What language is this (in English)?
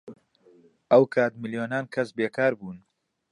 Central Kurdish